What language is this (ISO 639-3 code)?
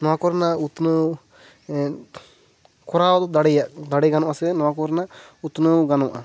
sat